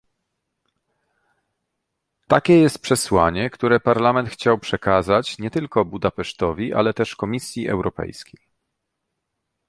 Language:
Polish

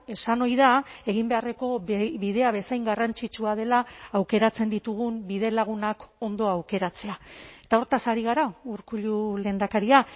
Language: Basque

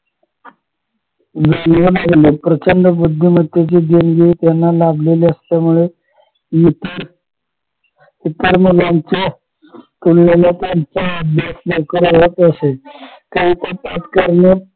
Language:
Marathi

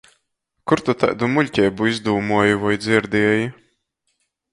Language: Latgalian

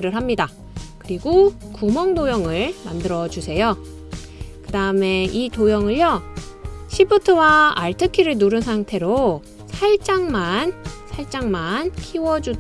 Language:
Korean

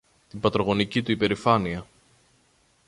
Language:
Greek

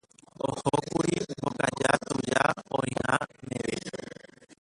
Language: Guarani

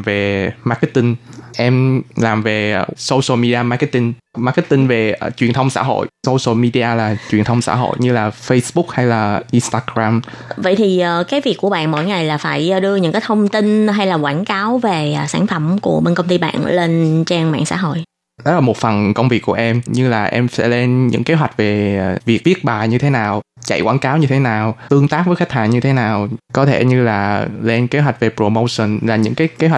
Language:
Vietnamese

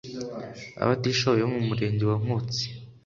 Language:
Kinyarwanda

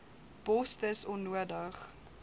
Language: Afrikaans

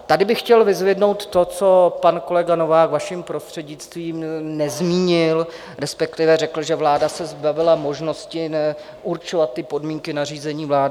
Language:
Czech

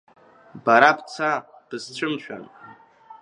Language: Abkhazian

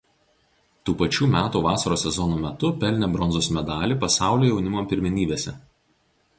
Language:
Lithuanian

